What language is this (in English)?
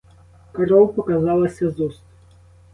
Ukrainian